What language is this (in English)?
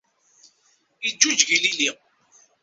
Kabyle